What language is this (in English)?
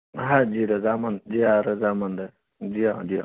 Urdu